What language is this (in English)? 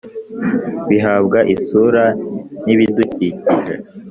Kinyarwanda